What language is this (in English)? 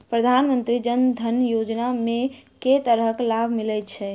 Maithili